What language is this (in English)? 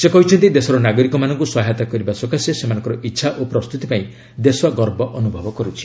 Odia